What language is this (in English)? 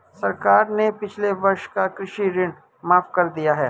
Hindi